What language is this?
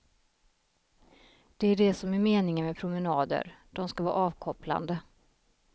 Swedish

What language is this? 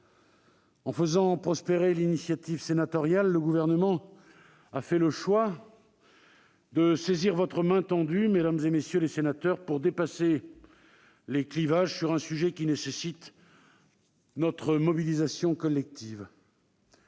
French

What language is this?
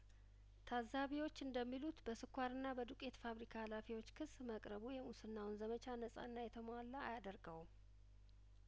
Amharic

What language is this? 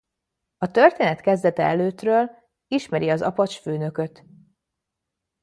Hungarian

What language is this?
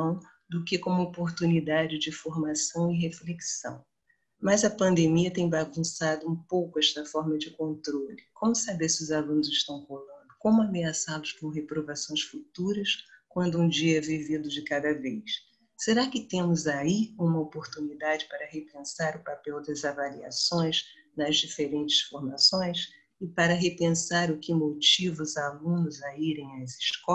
Portuguese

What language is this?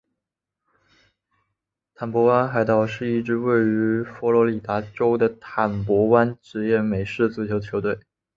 Chinese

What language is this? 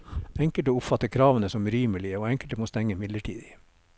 Norwegian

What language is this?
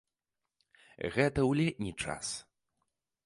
Belarusian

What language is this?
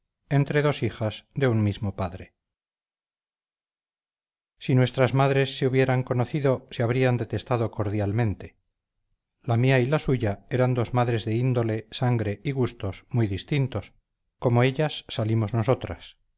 Spanish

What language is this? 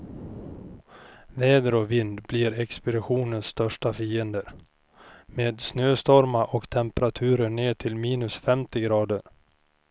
Swedish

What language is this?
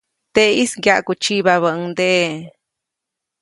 Copainalá Zoque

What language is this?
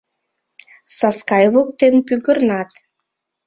Mari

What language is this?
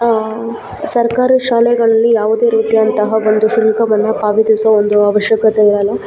Kannada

